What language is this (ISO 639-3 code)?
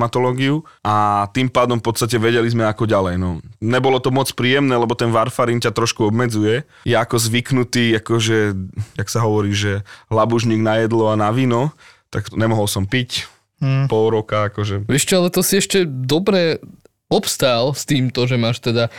slk